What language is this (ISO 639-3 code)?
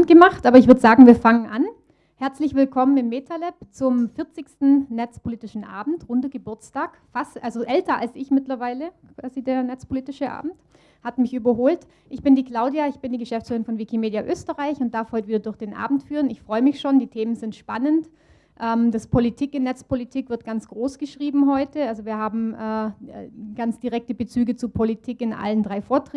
deu